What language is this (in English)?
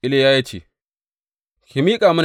Hausa